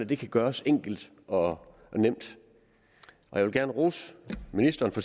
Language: Danish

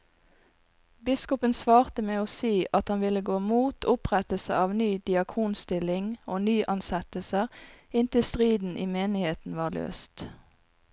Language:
Norwegian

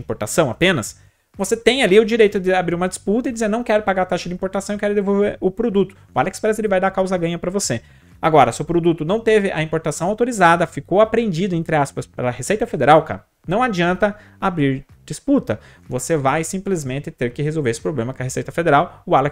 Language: Portuguese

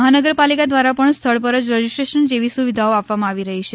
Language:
Gujarati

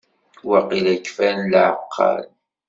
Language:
Kabyle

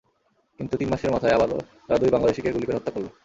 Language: Bangla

